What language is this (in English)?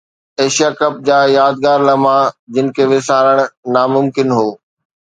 Sindhi